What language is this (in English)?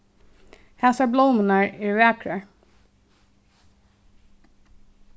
Faroese